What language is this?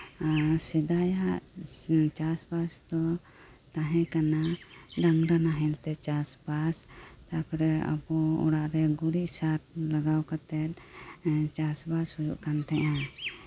Santali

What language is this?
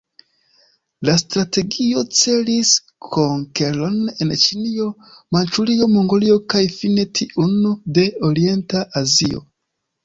Esperanto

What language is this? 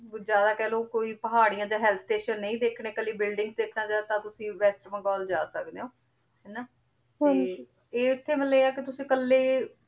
Punjabi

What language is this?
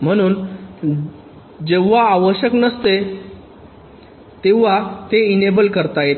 Marathi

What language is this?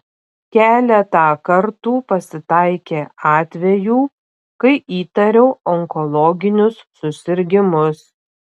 Lithuanian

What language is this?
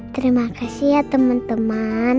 Indonesian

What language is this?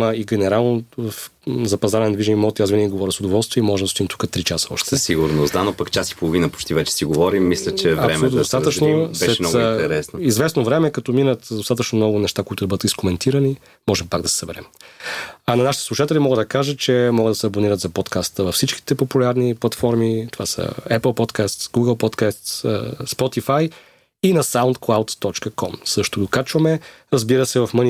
Bulgarian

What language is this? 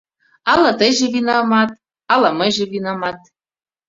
Mari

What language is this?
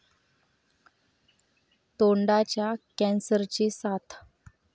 Marathi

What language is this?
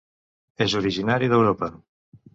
Catalan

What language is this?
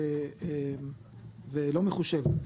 Hebrew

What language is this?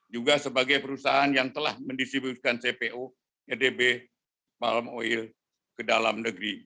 Indonesian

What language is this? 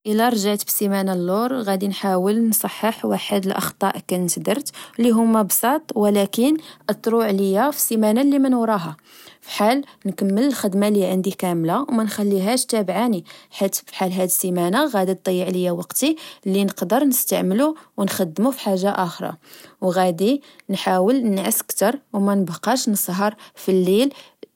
Moroccan Arabic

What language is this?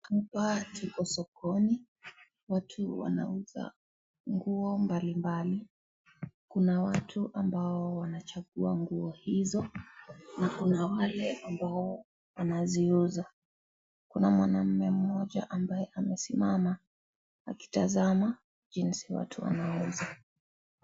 Swahili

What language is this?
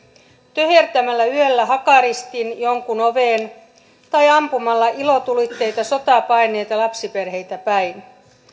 Finnish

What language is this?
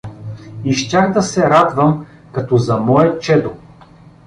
Bulgarian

